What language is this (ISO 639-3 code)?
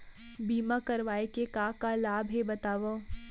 hne